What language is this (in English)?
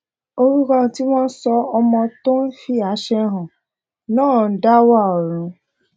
Yoruba